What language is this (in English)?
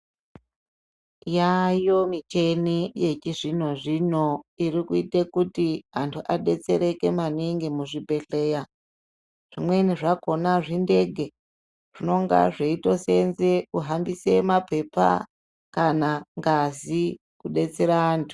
Ndau